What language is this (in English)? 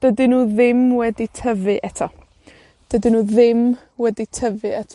Welsh